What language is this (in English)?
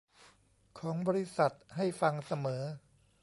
Thai